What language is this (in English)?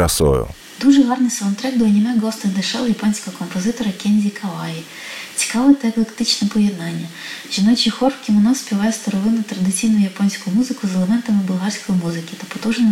Ukrainian